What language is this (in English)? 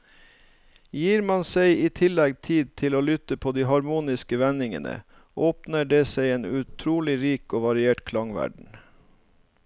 Norwegian